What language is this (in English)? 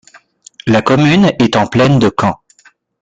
French